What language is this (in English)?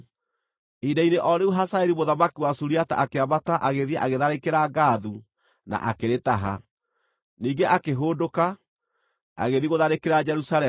Kikuyu